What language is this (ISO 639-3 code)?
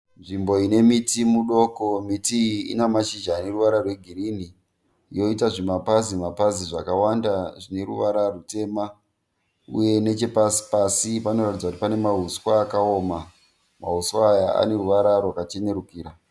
sna